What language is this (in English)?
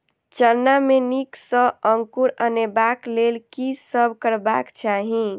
Maithili